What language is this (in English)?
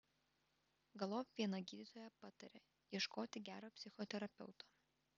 Lithuanian